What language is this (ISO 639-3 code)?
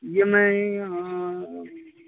urd